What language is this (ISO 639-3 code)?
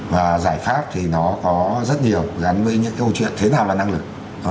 vie